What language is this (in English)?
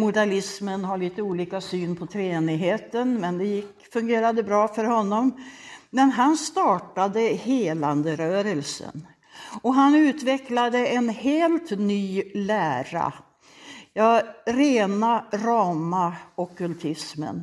Swedish